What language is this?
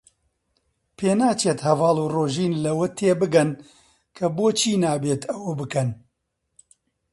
Central Kurdish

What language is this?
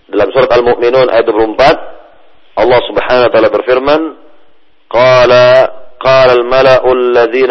Malay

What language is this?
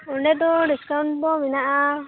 Santali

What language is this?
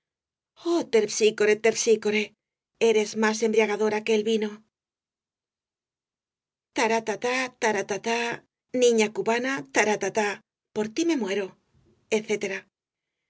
Spanish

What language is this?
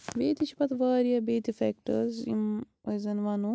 Kashmiri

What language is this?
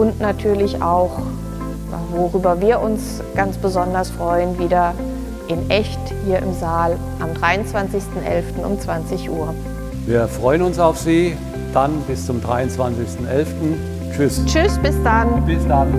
German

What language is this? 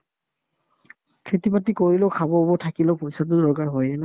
Assamese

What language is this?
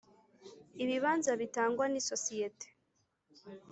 Kinyarwanda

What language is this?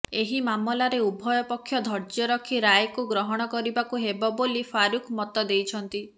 Odia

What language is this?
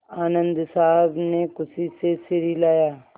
Hindi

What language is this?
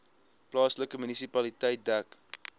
Afrikaans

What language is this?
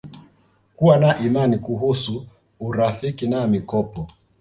Swahili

